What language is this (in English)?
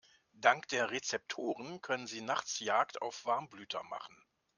German